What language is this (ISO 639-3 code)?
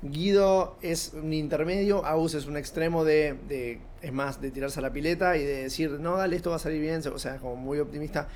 spa